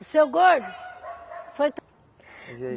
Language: Portuguese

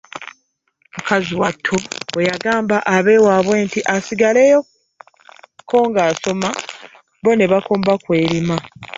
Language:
Ganda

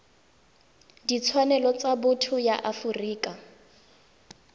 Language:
Tswana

